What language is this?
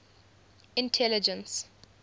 English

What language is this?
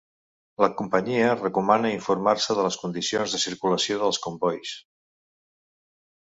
Catalan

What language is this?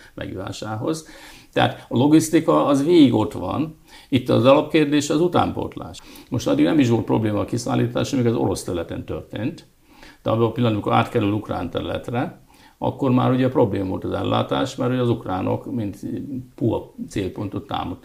Hungarian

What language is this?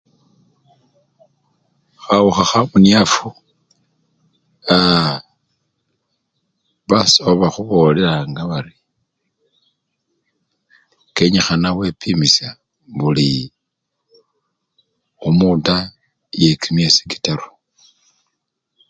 Luyia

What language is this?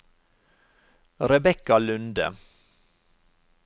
Norwegian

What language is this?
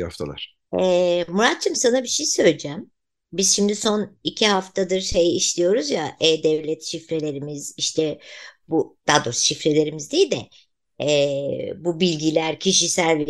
Turkish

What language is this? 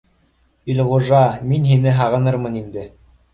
Bashkir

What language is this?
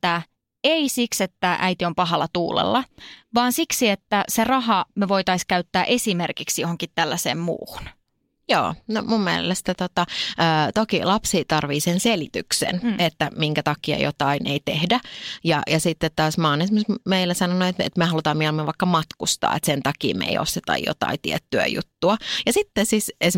Finnish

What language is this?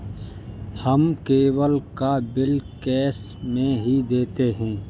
Hindi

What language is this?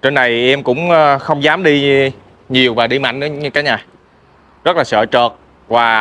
Vietnamese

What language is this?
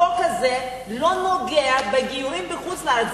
Hebrew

